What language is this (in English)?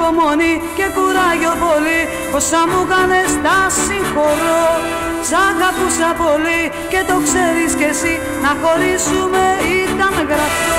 Greek